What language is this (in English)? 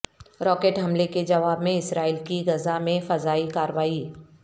Urdu